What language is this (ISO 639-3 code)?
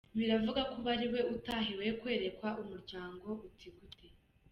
kin